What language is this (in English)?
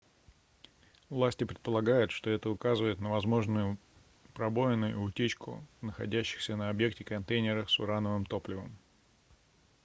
Russian